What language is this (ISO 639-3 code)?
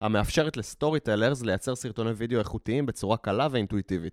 heb